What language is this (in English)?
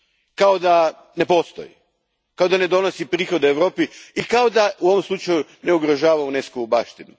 Croatian